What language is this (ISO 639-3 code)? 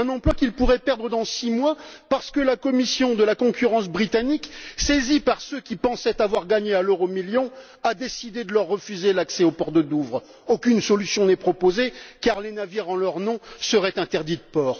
fra